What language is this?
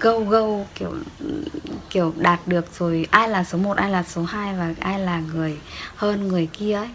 Vietnamese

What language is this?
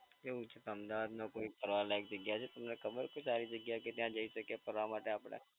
Gujarati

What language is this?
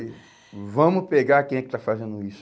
Portuguese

